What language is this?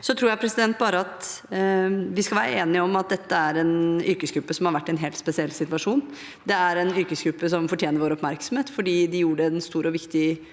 Norwegian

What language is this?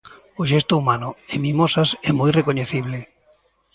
Galician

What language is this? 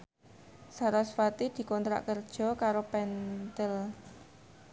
Javanese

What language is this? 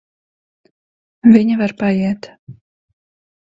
Latvian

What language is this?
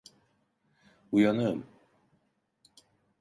Turkish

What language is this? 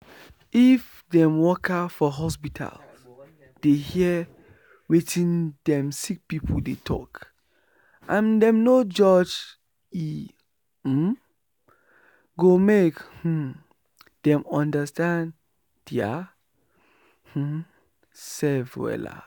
Nigerian Pidgin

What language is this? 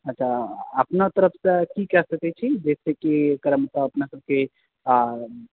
Maithili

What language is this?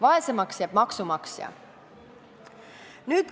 Estonian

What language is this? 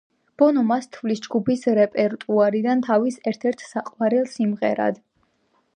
Georgian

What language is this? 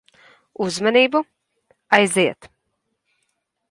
Latvian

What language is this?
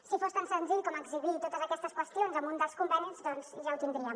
Catalan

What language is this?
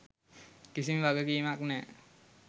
Sinhala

